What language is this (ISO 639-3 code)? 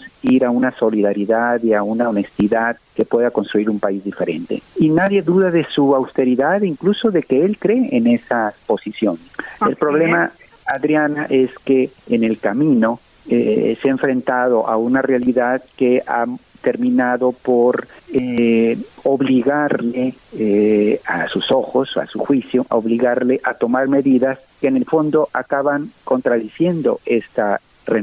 spa